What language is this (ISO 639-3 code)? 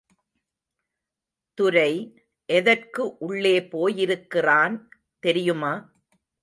tam